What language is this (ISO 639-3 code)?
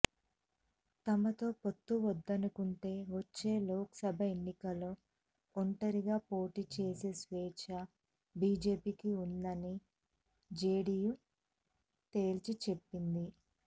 tel